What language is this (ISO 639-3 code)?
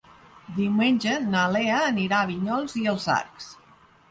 cat